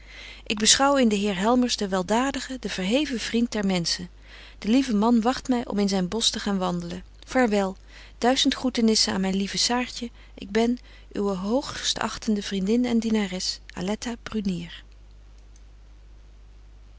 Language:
Dutch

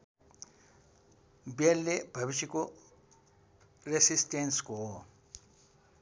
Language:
Nepali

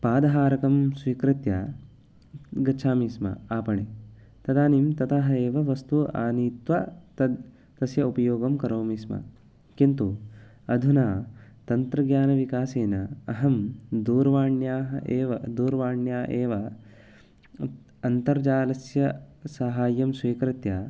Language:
Sanskrit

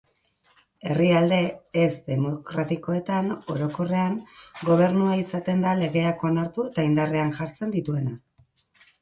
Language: Basque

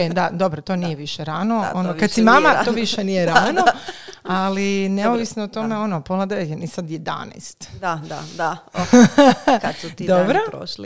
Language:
Croatian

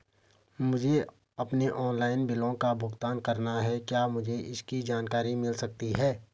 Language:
Hindi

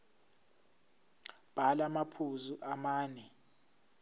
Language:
Zulu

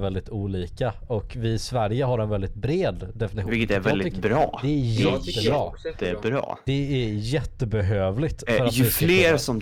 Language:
Swedish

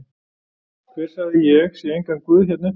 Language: Icelandic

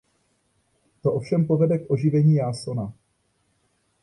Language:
Czech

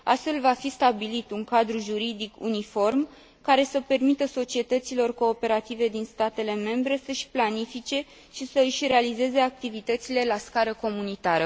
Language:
Romanian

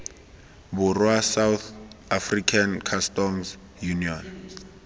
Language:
Tswana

